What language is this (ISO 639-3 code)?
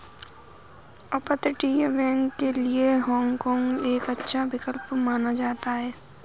hin